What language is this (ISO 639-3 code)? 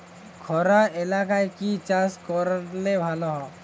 ben